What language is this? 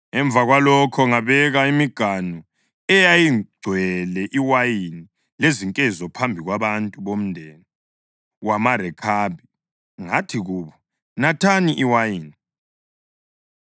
North Ndebele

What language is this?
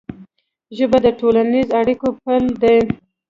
Pashto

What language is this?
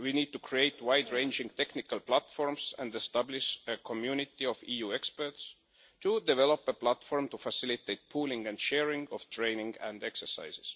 English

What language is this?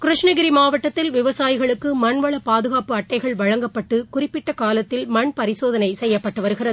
Tamil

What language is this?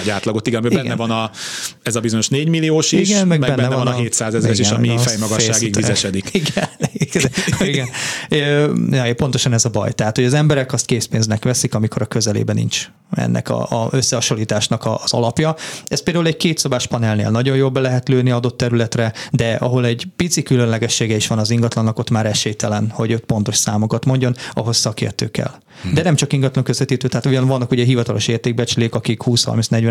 Hungarian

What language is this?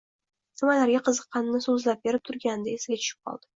Uzbek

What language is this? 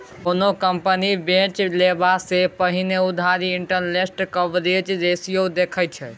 Maithili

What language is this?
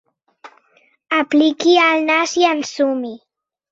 Catalan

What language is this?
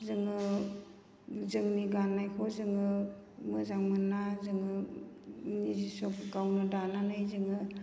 Bodo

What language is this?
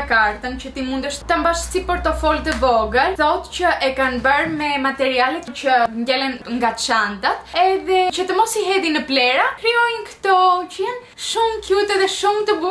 Romanian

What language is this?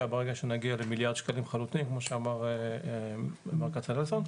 Hebrew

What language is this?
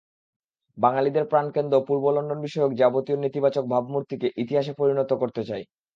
Bangla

